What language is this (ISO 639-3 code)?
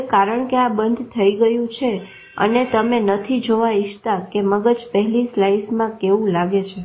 guj